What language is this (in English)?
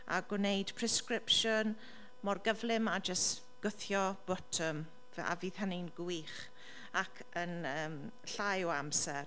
Welsh